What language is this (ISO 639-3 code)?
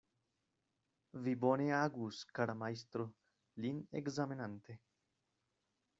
epo